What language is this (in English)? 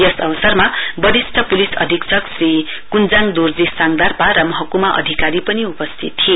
Nepali